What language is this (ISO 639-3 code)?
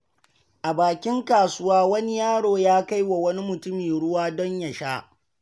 hau